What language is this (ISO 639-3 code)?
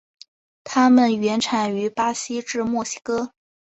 zho